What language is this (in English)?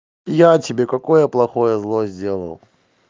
Russian